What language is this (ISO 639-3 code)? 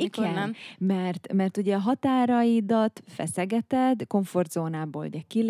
hun